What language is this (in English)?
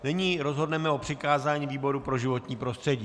Czech